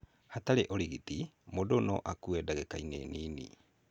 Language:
Kikuyu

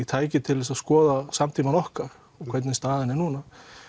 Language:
Icelandic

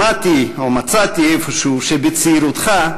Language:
Hebrew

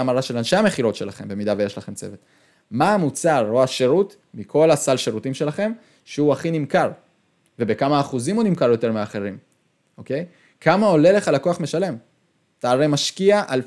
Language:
Hebrew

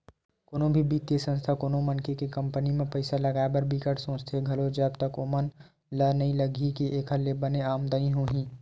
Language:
Chhattisgarhi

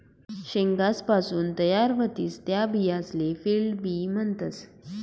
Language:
Marathi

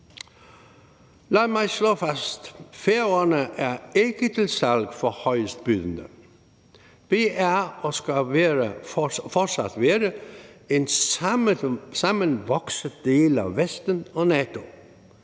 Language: Danish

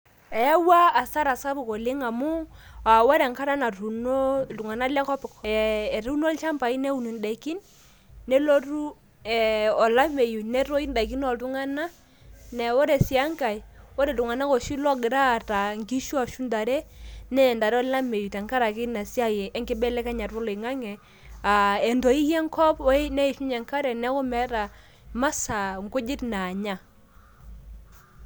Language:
Masai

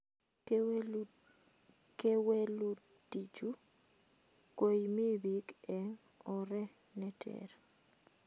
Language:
Kalenjin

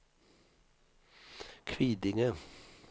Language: Swedish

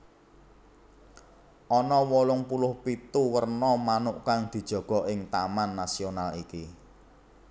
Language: Javanese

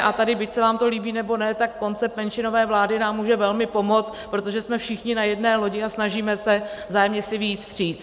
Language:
Czech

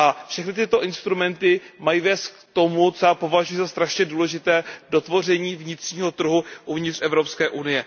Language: Czech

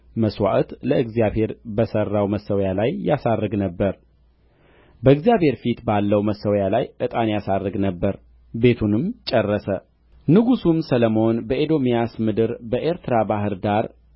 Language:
Amharic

